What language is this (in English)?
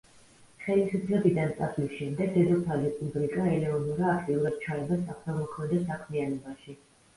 Georgian